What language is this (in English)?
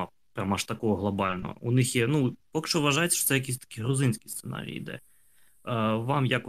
Ukrainian